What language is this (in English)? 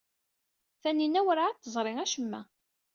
Kabyle